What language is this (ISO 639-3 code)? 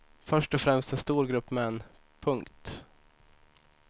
swe